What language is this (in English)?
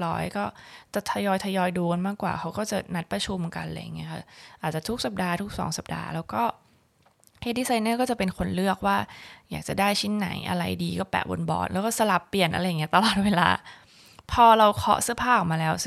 Thai